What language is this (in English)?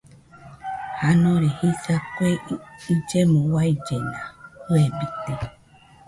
Nüpode Huitoto